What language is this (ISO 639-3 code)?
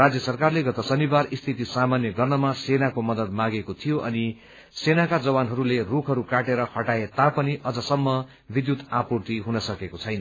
nep